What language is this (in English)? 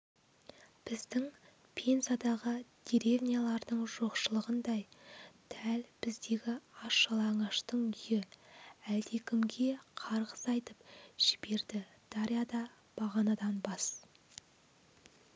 Kazakh